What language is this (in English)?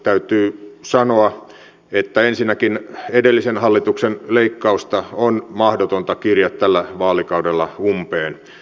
Finnish